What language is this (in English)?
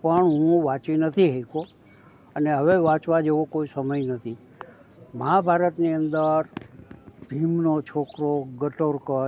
Gujarati